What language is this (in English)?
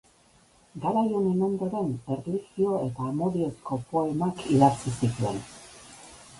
Basque